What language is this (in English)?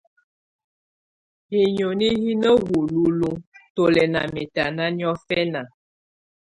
Tunen